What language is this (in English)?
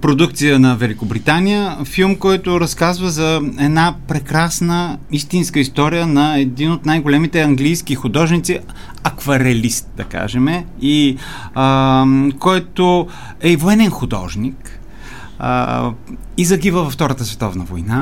Bulgarian